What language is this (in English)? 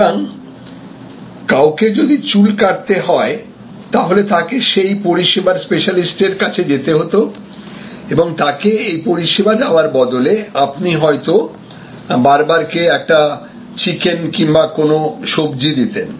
Bangla